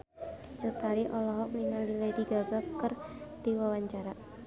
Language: Sundanese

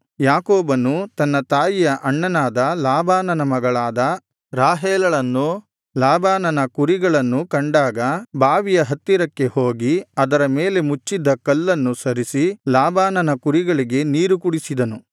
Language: Kannada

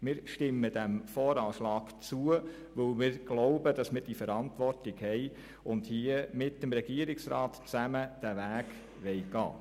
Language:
Swiss German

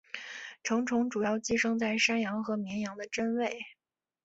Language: Chinese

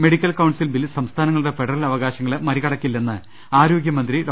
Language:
Malayalam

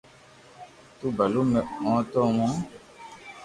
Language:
Loarki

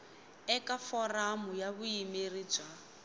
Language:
Tsonga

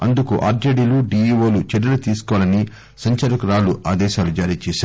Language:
Telugu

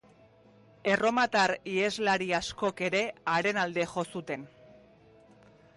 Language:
Basque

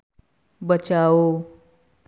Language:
Hindi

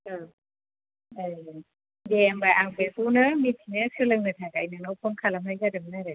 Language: Bodo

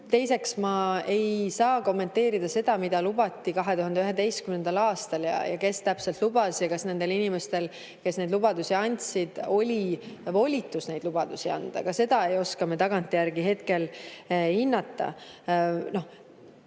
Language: Estonian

